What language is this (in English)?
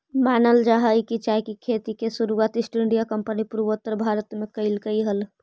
Magahi